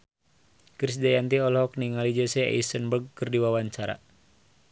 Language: Sundanese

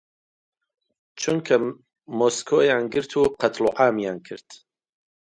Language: Central Kurdish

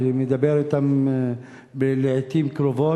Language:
Hebrew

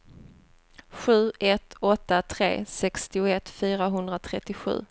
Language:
Swedish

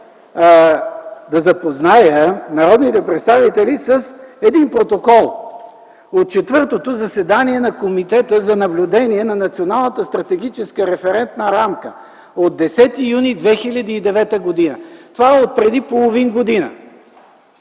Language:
Bulgarian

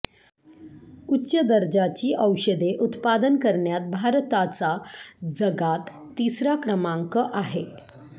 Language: Marathi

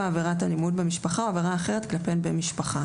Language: Hebrew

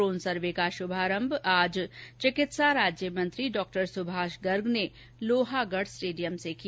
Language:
Hindi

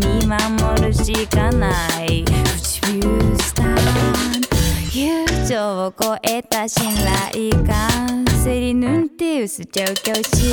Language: Indonesian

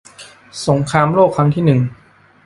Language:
Thai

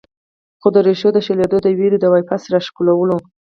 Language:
Pashto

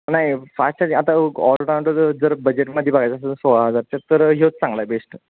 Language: Marathi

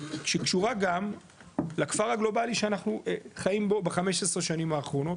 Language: Hebrew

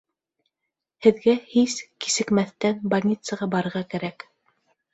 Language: Bashkir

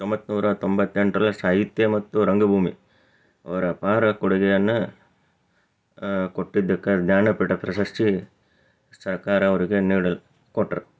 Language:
Kannada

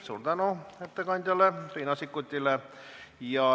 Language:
Estonian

